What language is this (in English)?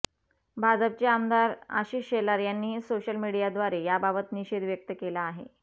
Marathi